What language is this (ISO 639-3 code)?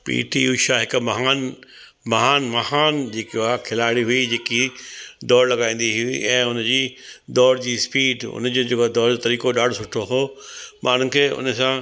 snd